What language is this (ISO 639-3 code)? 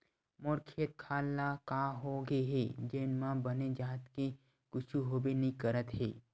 hne